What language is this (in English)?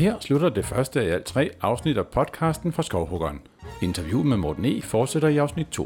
Danish